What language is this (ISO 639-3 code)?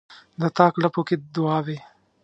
pus